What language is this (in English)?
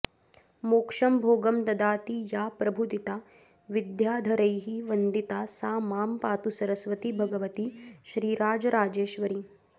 Sanskrit